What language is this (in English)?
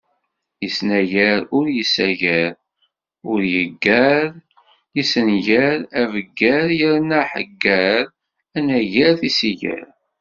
Kabyle